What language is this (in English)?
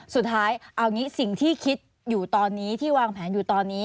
Thai